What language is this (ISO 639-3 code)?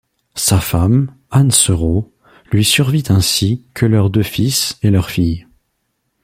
fra